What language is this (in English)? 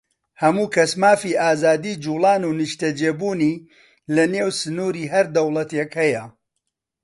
Central Kurdish